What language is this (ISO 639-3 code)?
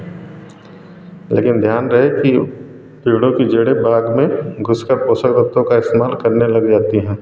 hin